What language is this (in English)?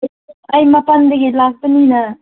Manipuri